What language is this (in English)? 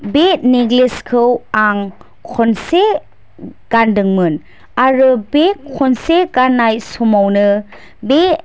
Bodo